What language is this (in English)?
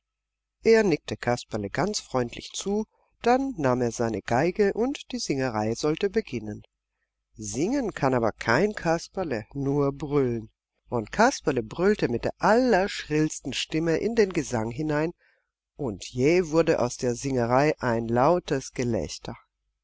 German